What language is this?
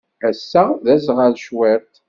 Kabyle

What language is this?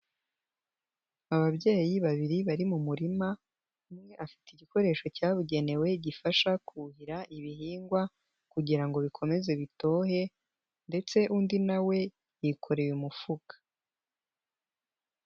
Kinyarwanda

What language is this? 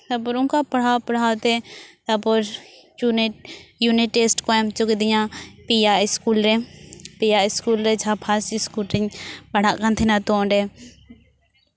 Santali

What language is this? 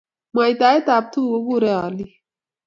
Kalenjin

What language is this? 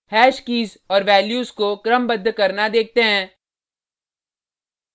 Hindi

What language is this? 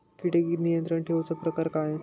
Marathi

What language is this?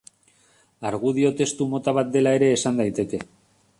Basque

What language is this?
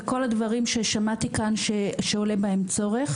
Hebrew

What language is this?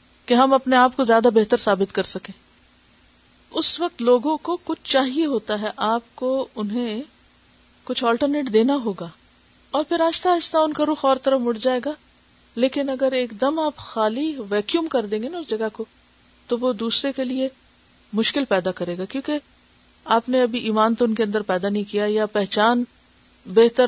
Urdu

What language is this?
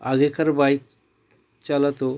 Bangla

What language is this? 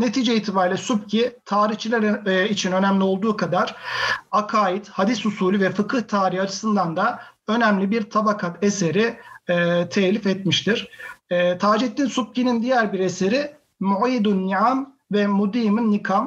Turkish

